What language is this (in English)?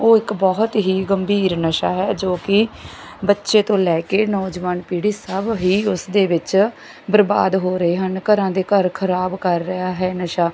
Punjabi